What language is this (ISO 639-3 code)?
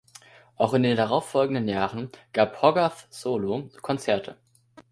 deu